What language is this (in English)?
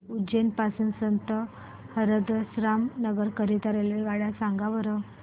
Marathi